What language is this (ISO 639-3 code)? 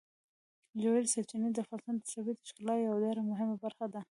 pus